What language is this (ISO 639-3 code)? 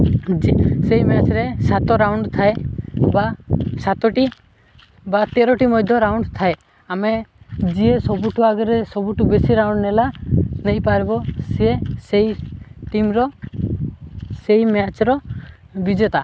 ori